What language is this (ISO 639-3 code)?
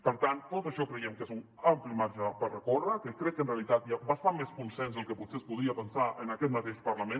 cat